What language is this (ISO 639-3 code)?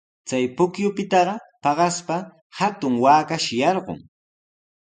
qws